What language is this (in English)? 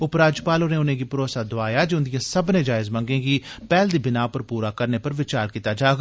Dogri